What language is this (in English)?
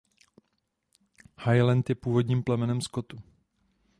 Czech